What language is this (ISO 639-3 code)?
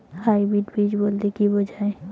ben